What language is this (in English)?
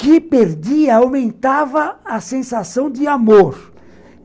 Portuguese